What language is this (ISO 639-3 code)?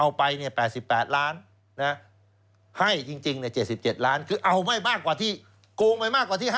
tha